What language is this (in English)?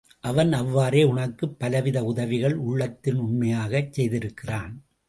Tamil